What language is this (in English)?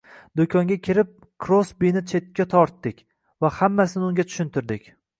Uzbek